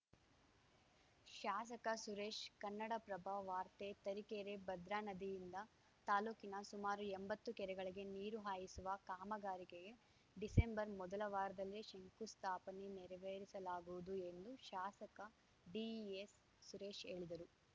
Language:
Kannada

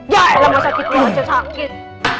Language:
Indonesian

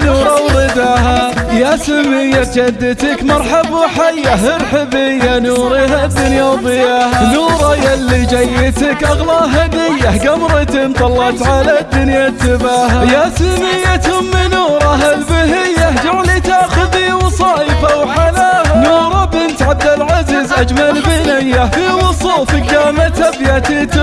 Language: Arabic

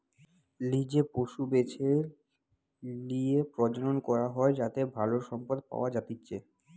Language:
Bangla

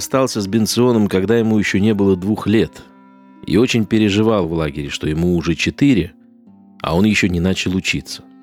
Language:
Russian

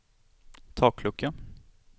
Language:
Swedish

